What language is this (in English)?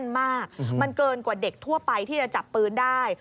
Thai